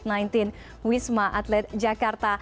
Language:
Indonesian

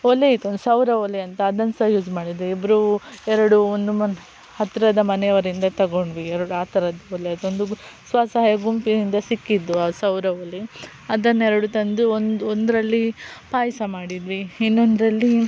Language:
Kannada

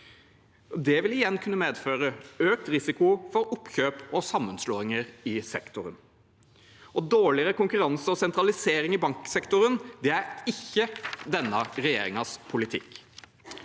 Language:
Norwegian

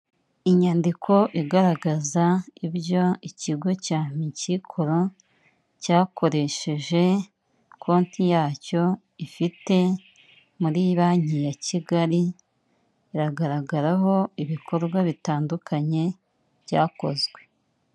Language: Kinyarwanda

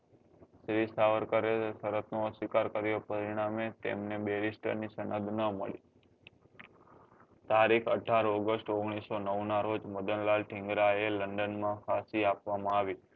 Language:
Gujarati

